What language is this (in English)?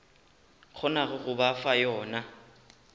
Northern Sotho